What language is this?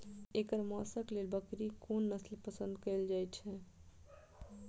Maithili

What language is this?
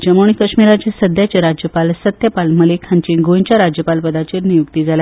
Konkani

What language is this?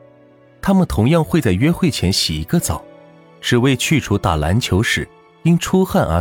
Chinese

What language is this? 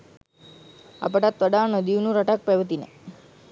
Sinhala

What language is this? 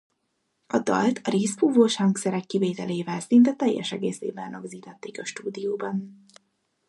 Hungarian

